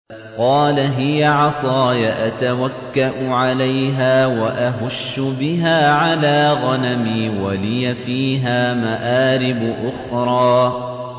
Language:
Arabic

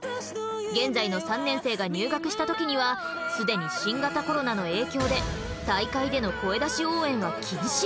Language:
Japanese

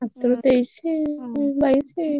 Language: Odia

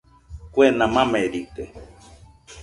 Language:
Nüpode Huitoto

